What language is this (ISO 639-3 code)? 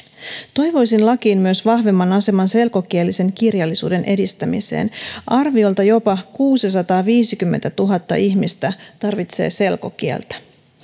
fin